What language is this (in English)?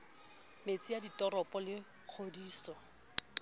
Southern Sotho